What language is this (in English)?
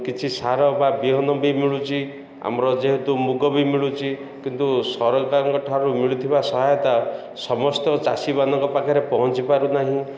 Odia